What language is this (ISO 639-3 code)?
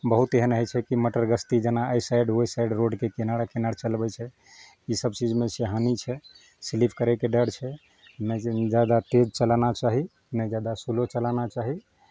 mai